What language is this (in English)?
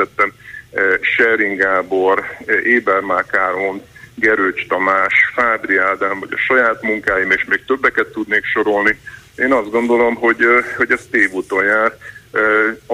Hungarian